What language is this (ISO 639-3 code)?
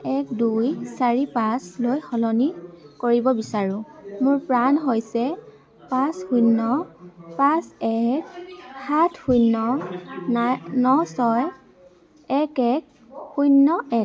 asm